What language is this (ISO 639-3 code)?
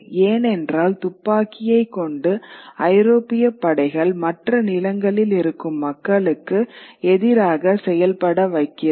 tam